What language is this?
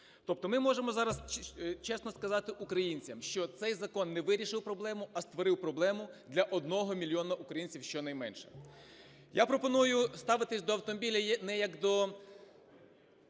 Ukrainian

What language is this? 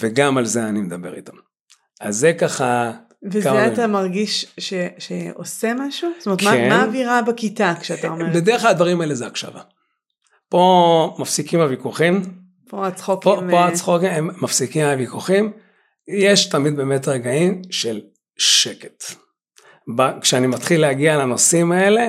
Hebrew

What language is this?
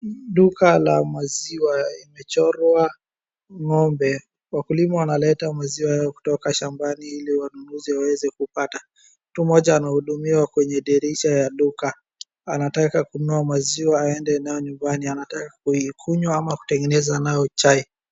Swahili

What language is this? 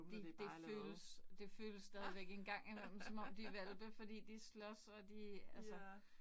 Danish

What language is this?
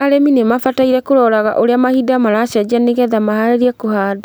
Kikuyu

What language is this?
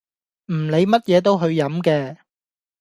Cantonese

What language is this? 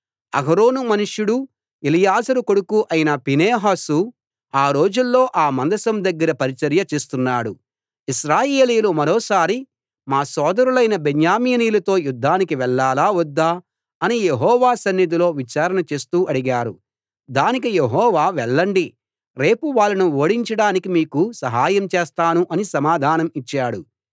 Telugu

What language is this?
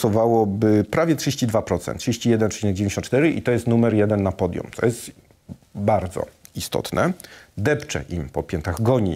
Polish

